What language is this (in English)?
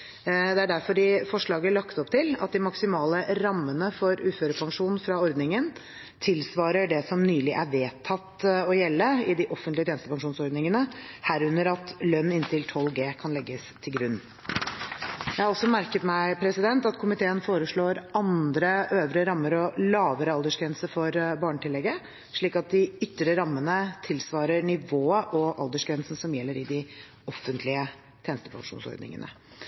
Norwegian Bokmål